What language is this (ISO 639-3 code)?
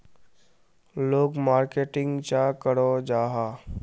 mag